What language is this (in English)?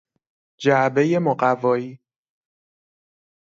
Persian